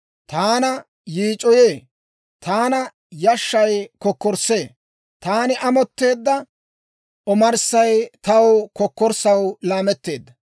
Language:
Dawro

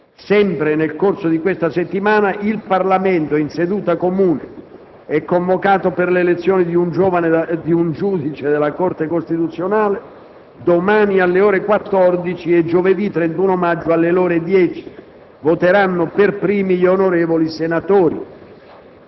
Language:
Italian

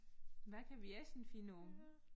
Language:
Danish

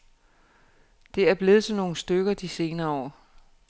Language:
Danish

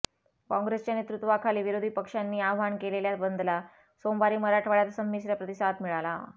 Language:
Marathi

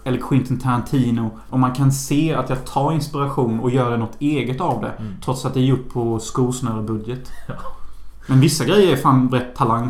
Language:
Swedish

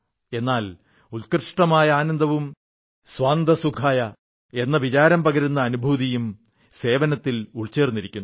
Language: Malayalam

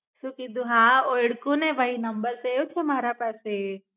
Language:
Gujarati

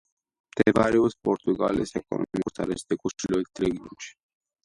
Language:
Georgian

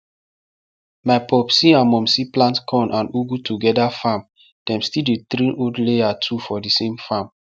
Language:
Nigerian Pidgin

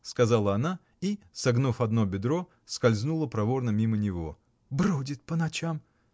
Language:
Russian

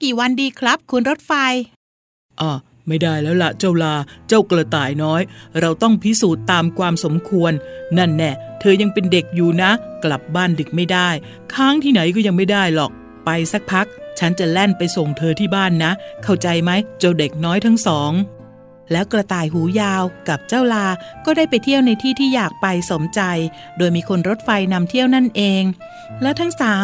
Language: Thai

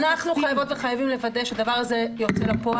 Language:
Hebrew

